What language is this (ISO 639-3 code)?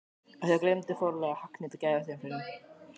isl